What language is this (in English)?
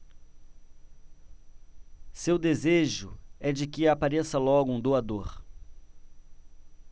Portuguese